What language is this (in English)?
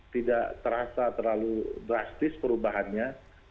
Indonesian